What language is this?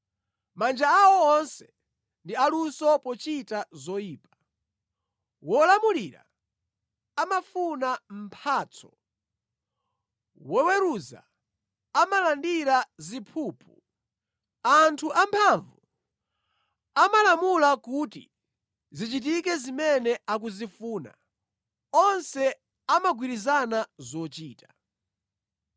Nyanja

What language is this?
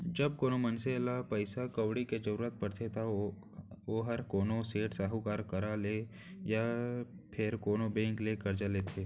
Chhattisgarhi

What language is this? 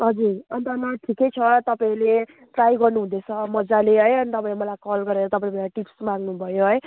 Nepali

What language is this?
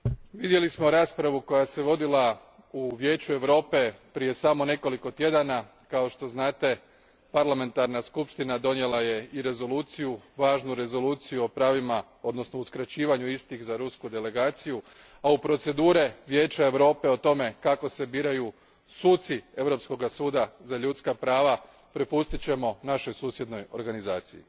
Croatian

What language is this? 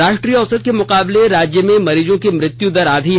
Hindi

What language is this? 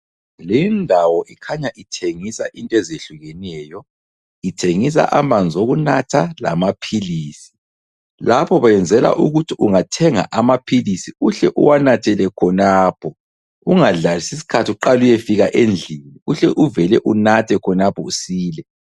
North Ndebele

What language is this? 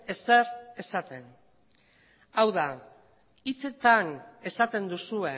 Basque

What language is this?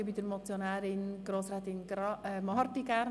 Swiss German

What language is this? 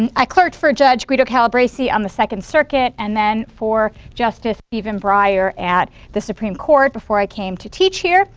English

